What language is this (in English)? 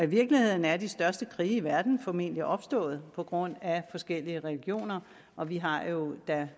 Danish